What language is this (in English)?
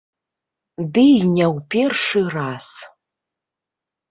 Belarusian